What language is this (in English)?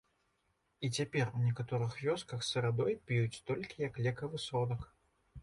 Belarusian